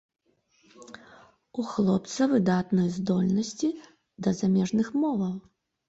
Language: Belarusian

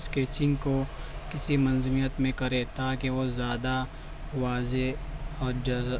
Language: Urdu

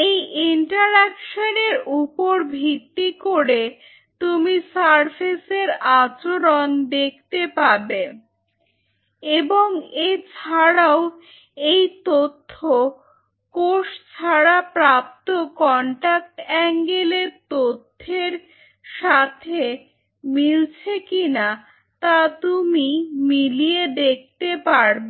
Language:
Bangla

